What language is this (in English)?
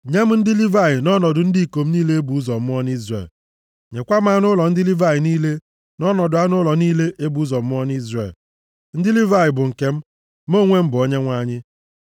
Igbo